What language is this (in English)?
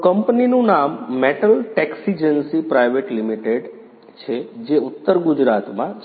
Gujarati